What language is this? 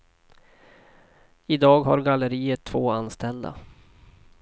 Swedish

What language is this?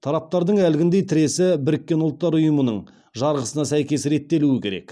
Kazakh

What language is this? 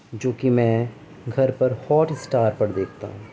Urdu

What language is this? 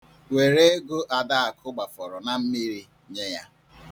Igbo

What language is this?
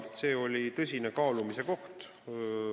Estonian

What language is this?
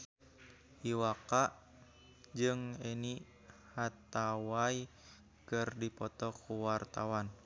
Sundanese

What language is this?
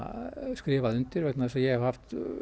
Icelandic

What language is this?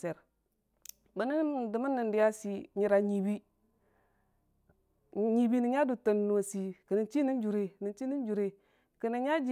Dijim-Bwilim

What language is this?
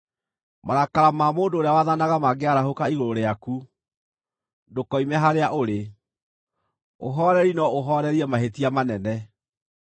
Kikuyu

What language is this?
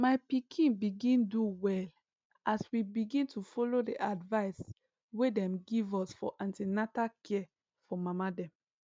Nigerian Pidgin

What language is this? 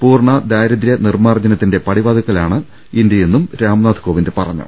Malayalam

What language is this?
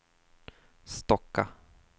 Swedish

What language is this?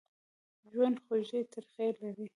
Pashto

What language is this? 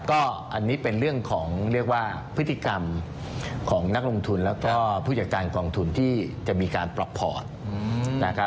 Thai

